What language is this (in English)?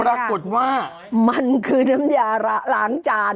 Thai